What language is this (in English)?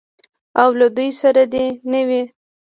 Pashto